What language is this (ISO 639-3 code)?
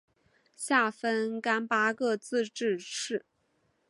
zho